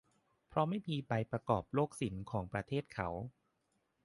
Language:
Thai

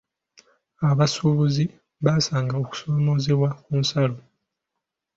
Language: Ganda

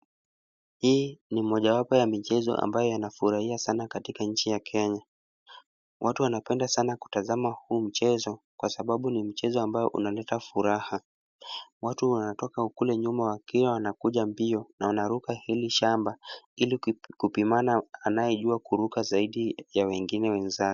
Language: Swahili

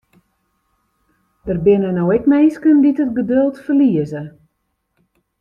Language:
Western Frisian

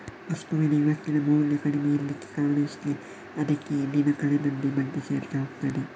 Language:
Kannada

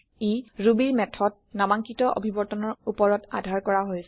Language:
Assamese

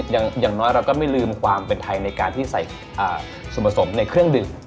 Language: Thai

